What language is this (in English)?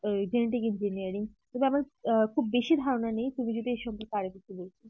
Bangla